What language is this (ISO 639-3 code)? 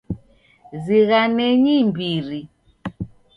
dav